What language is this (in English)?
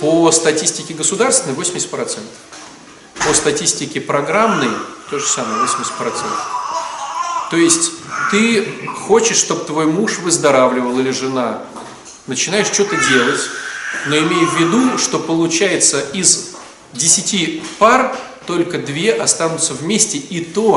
Russian